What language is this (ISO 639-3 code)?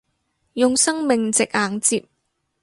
yue